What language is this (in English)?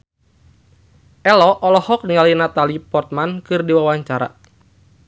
Sundanese